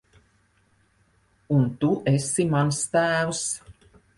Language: Latvian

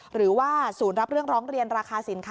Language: Thai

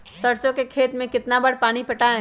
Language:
Magahi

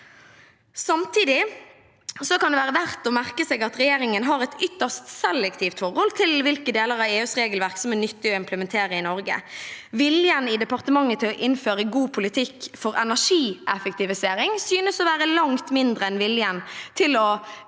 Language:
Norwegian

